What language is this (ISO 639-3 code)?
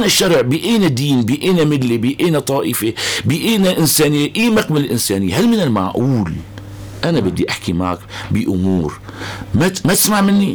ara